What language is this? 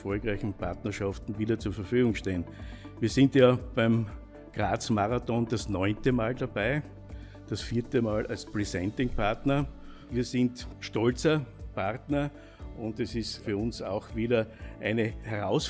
German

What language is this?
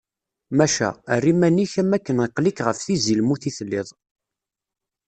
Kabyle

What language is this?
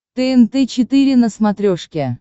Russian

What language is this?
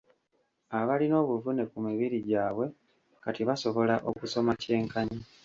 Ganda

